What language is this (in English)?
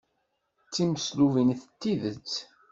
Kabyle